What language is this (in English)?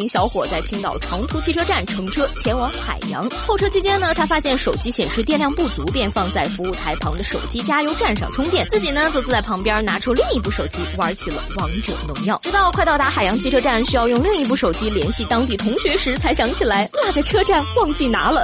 Chinese